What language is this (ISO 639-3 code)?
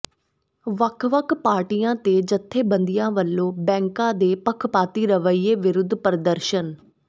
pan